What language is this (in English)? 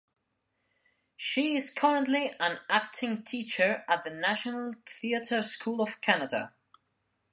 English